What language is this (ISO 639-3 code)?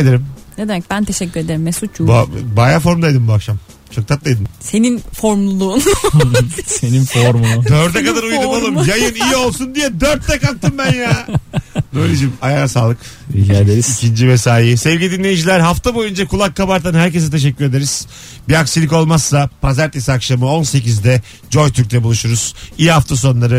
tur